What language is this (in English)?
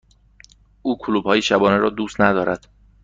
Persian